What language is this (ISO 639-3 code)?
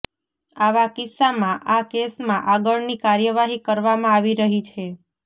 guj